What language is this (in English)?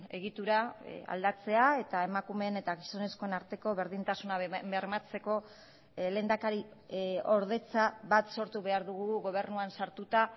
Basque